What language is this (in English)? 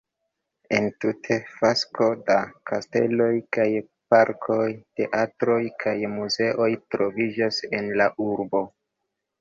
Esperanto